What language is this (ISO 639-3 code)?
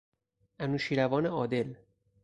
fas